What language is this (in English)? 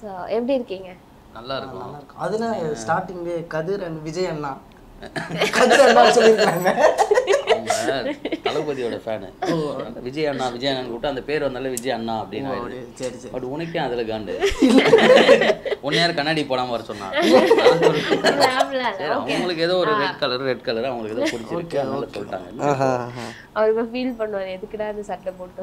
Korean